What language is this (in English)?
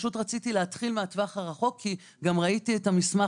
Hebrew